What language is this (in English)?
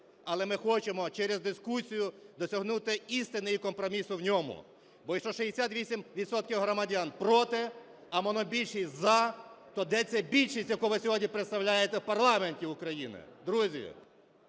Ukrainian